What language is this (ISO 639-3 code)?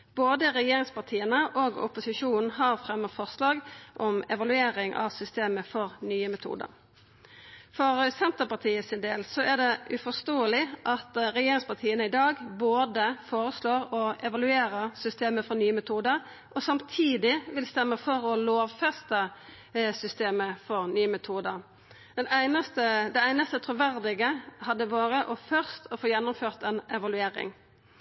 nno